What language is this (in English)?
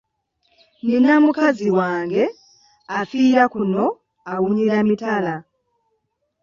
Ganda